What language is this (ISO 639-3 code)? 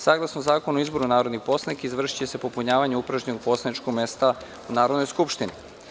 srp